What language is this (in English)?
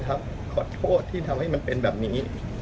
Thai